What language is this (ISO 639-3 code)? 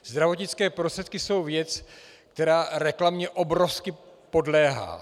ces